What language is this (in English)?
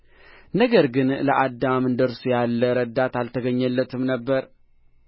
Amharic